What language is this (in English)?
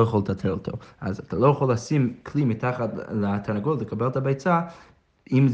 Hebrew